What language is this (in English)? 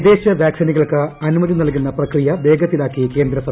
Malayalam